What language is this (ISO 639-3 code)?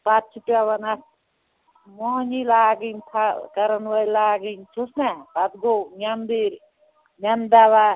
kas